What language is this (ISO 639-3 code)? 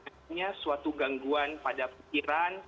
ind